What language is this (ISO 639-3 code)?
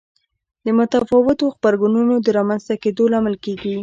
pus